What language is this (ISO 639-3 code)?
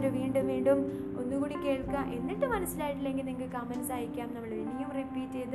mal